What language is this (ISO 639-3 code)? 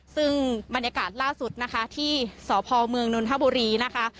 tha